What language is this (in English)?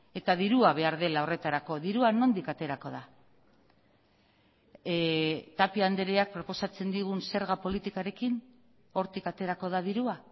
Basque